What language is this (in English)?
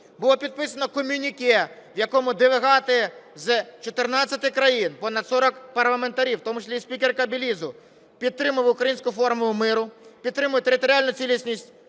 Ukrainian